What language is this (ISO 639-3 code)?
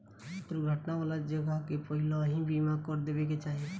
bho